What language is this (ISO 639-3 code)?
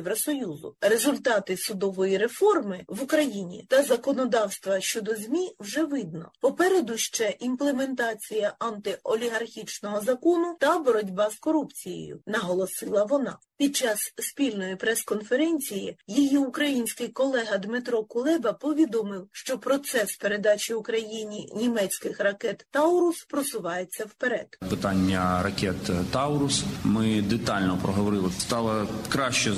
ukr